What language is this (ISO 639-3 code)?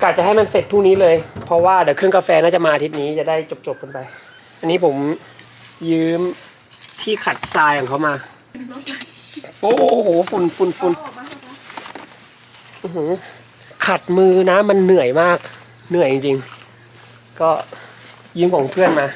tha